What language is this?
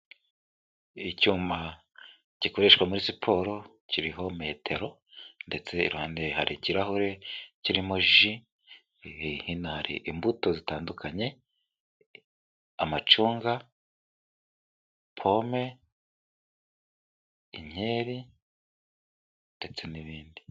Kinyarwanda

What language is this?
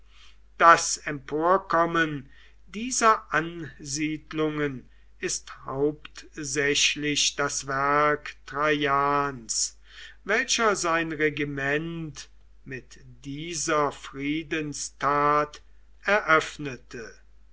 German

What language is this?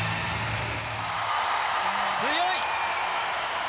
Japanese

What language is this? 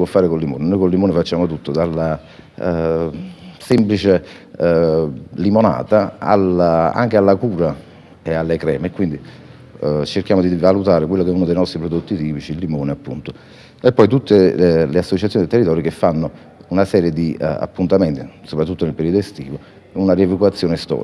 Italian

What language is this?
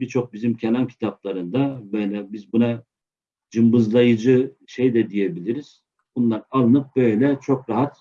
Turkish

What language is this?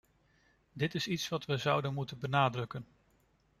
Dutch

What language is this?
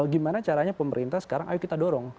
Indonesian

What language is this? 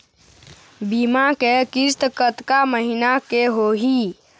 Chhattisgarhi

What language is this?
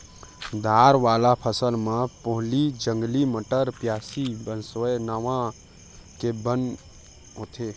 Chhattisgarhi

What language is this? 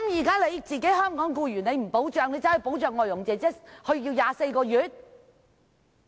Cantonese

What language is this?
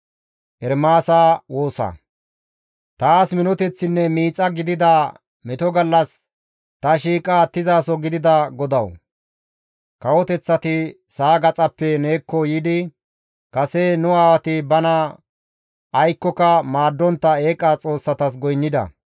Gamo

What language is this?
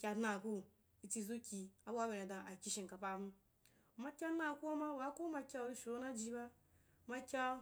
Wapan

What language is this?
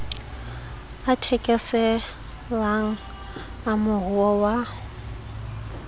Southern Sotho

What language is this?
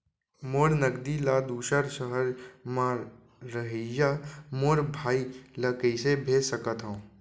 Chhattisgarhi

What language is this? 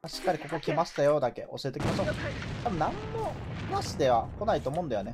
Japanese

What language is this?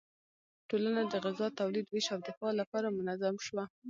Pashto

